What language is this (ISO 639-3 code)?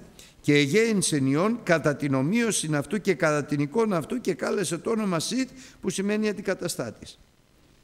ell